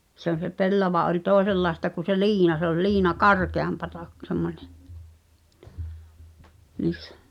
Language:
Finnish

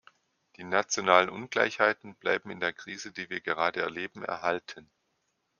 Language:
German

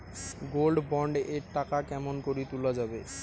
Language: Bangla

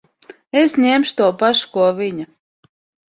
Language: Latvian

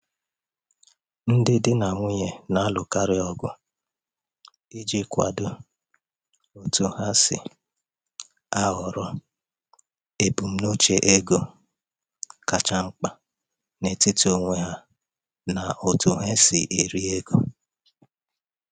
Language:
Igbo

